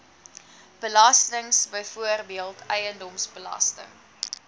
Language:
Afrikaans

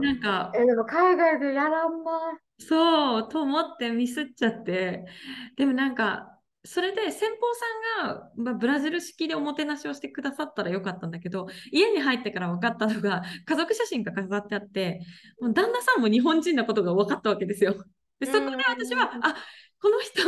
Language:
Japanese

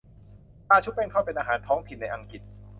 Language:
Thai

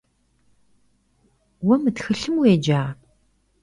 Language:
Kabardian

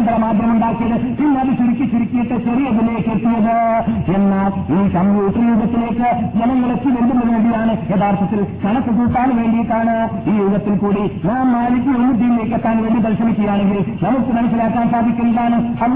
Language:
Malayalam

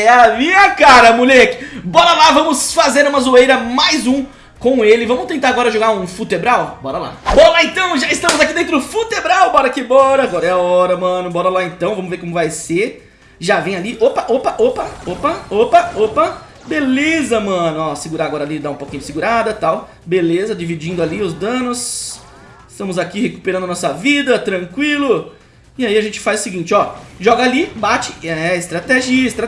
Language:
Portuguese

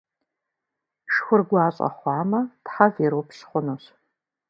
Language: Kabardian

